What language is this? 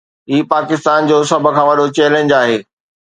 Sindhi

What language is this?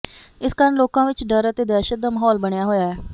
Punjabi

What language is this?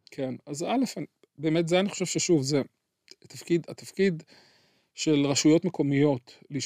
Hebrew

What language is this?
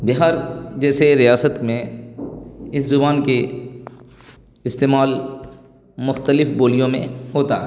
Urdu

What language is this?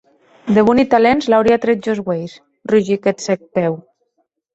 Occitan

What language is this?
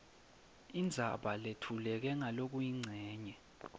Swati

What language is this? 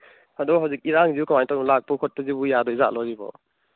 Manipuri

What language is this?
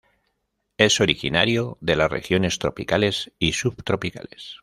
Spanish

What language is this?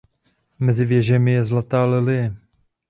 Czech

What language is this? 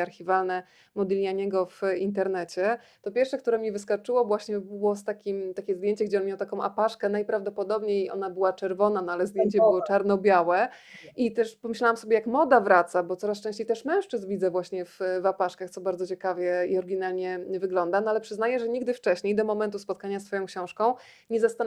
Polish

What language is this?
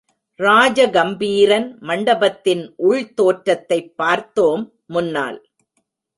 Tamil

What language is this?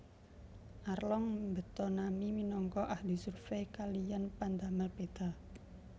Javanese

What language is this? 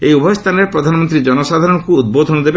Odia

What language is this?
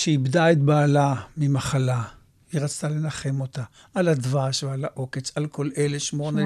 Hebrew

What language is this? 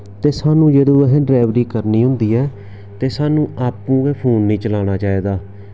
Dogri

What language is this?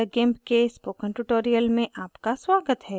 Hindi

